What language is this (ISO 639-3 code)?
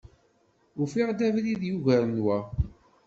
kab